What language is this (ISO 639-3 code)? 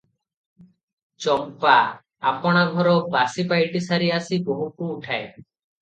ori